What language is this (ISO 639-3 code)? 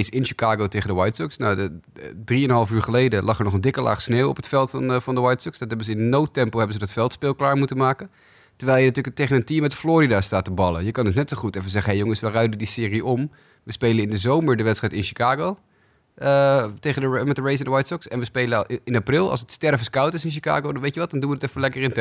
nld